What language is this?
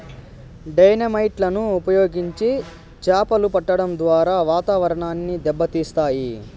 Telugu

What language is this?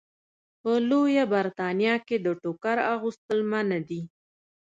Pashto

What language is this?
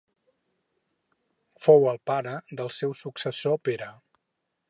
Catalan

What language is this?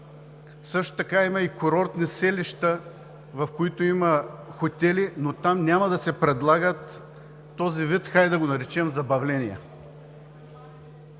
Bulgarian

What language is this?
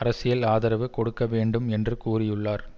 Tamil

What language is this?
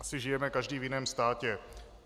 Czech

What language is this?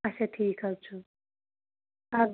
Kashmiri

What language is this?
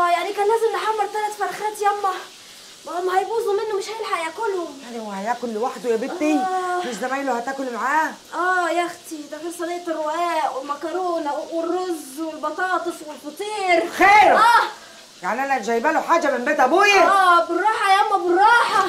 Arabic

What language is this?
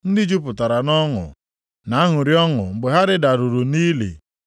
Igbo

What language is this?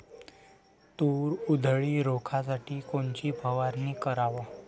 Marathi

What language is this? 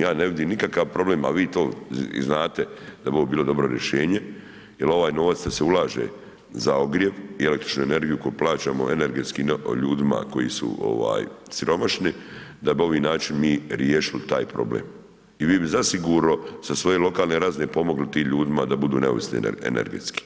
Croatian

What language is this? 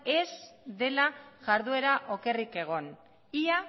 Basque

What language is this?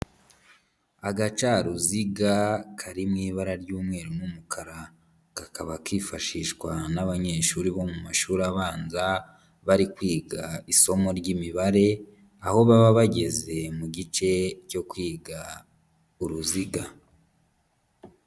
Kinyarwanda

